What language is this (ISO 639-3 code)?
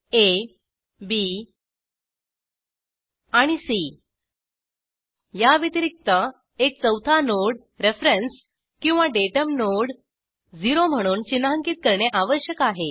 mar